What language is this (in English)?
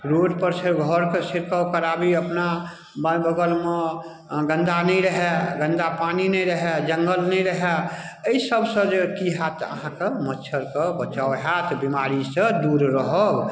Maithili